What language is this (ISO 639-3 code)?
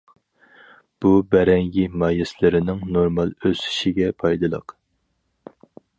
uig